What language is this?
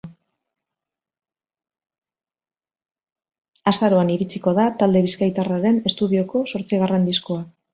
Basque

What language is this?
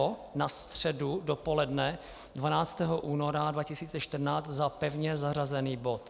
Czech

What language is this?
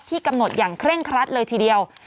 Thai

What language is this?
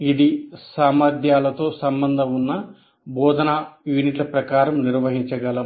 Telugu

